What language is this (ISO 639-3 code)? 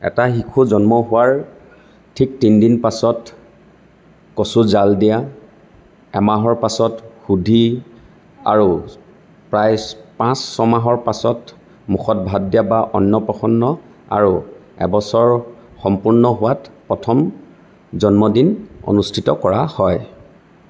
asm